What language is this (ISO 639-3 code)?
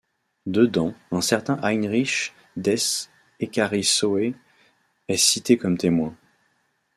fra